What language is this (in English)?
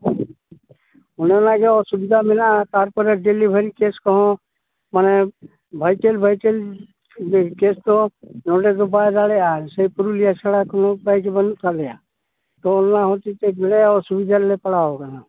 Santali